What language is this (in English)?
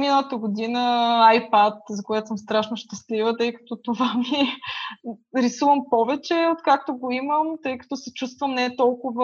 Bulgarian